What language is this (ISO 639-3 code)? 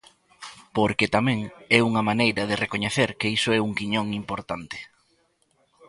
glg